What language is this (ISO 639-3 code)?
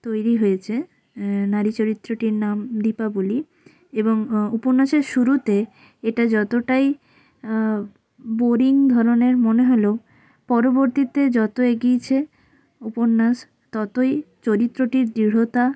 ben